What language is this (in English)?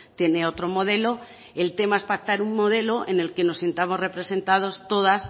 Spanish